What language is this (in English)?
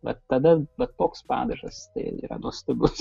Lithuanian